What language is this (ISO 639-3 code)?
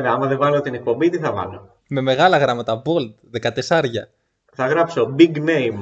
ell